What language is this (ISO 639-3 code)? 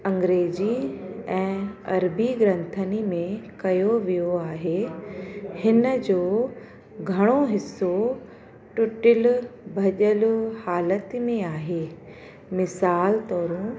snd